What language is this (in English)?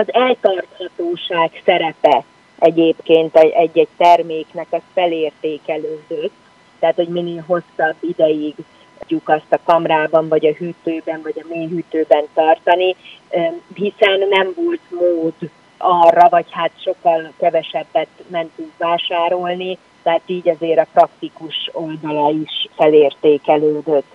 Hungarian